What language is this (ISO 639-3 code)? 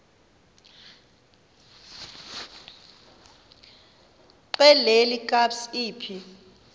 xho